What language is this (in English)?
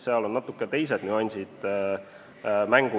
Estonian